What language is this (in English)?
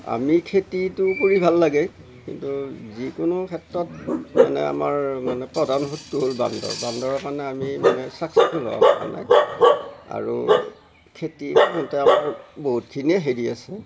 Assamese